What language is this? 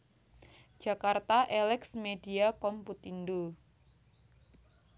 Javanese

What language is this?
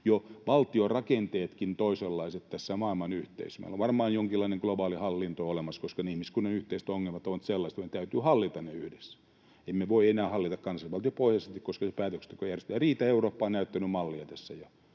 Finnish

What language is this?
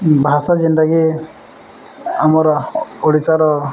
Odia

